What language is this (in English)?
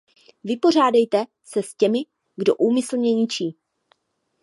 Czech